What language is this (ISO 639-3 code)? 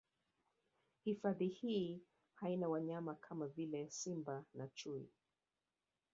swa